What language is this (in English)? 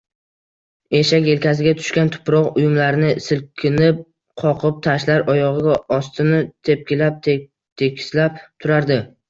Uzbek